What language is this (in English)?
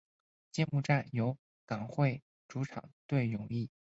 Chinese